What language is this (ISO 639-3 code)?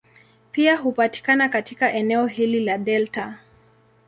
swa